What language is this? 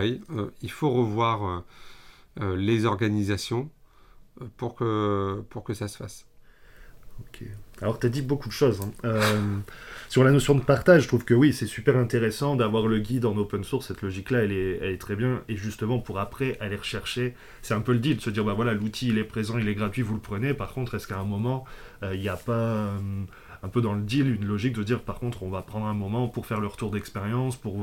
French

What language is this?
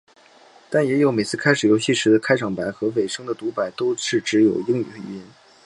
Chinese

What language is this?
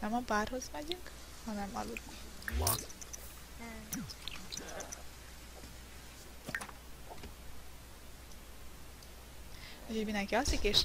Hungarian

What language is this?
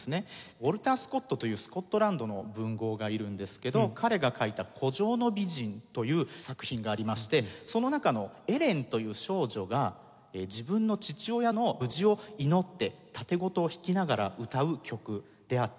Japanese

